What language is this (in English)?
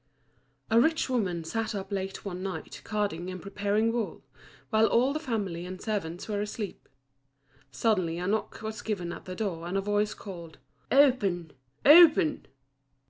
English